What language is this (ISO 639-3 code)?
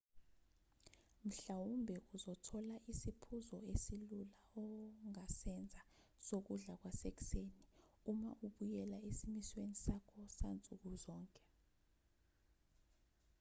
zul